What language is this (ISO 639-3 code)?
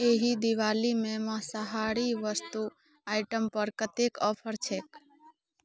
mai